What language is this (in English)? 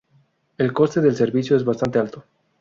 Spanish